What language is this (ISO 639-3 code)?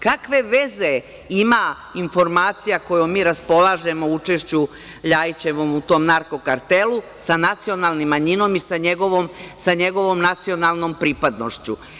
srp